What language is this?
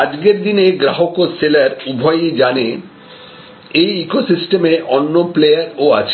Bangla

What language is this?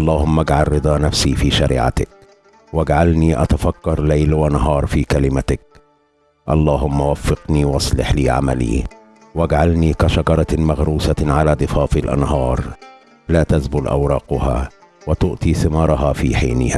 Arabic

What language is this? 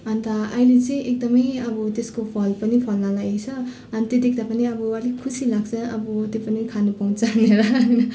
Nepali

